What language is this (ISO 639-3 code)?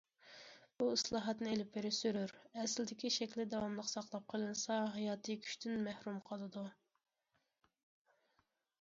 uig